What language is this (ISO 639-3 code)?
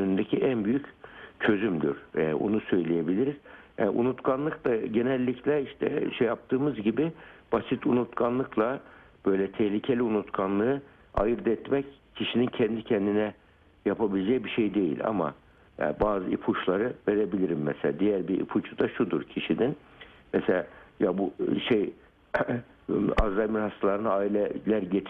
tur